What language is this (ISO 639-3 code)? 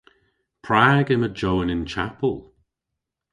cor